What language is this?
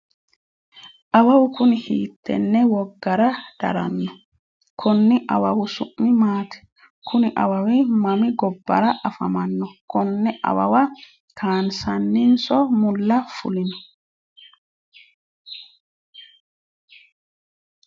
Sidamo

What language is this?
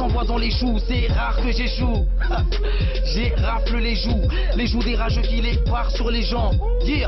French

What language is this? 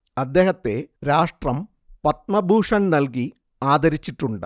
Malayalam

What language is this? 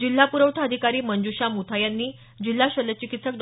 Marathi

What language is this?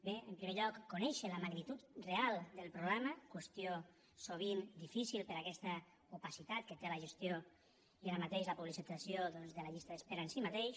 Catalan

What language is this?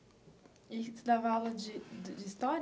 Portuguese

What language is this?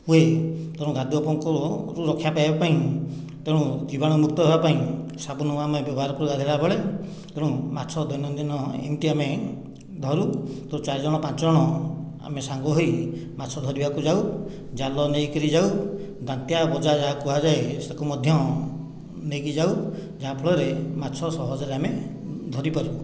Odia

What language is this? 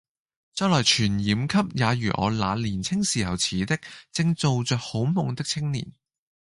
Cantonese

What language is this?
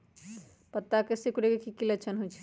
Magahi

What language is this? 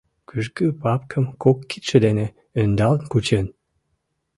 Mari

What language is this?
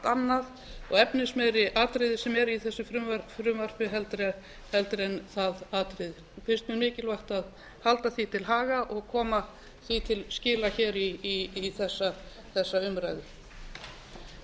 Icelandic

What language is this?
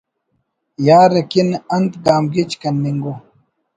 Brahui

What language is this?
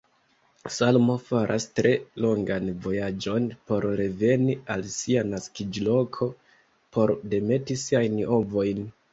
Esperanto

